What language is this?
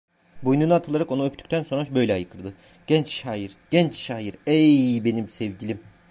Turkish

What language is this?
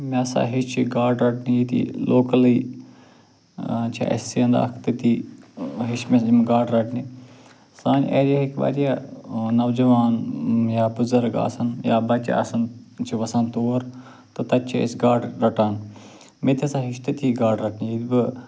Kashmiri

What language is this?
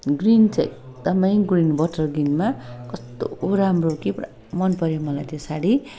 Nepali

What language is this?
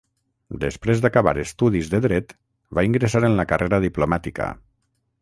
Catalan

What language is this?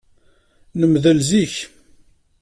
Kabyle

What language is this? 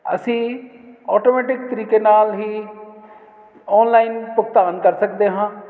Punjabi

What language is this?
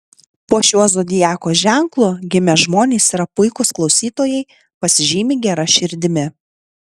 Lithuanian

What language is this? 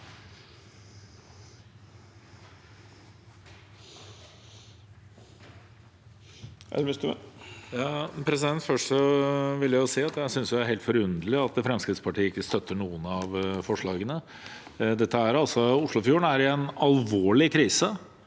Norwegian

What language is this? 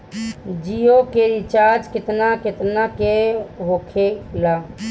Bhojpuri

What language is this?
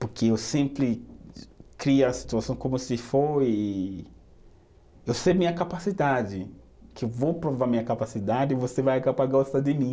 Portuguese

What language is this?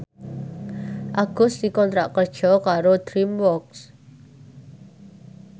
Javanese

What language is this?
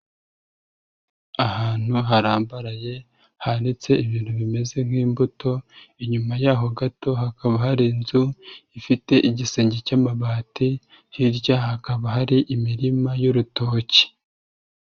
Kinyarwanda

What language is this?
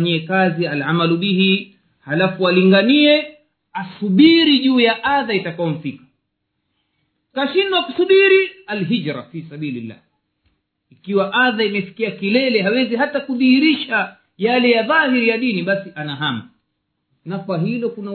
Swahili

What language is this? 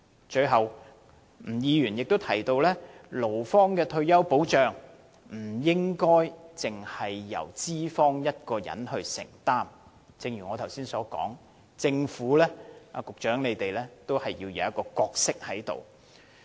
Cantonese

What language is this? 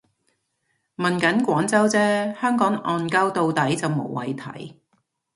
Cantonese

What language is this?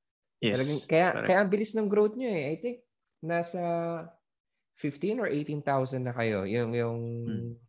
Filipino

